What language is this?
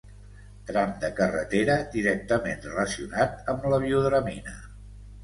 Catalan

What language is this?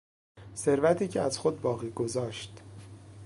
Persian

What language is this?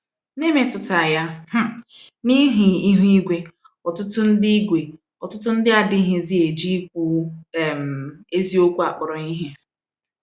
Igbo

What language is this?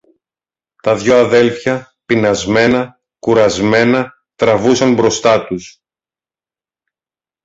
Greek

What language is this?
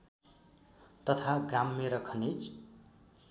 Nepali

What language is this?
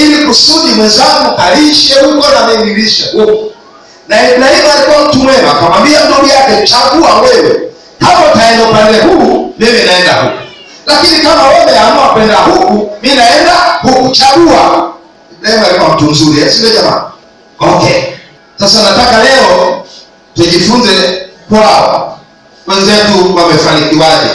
Swahili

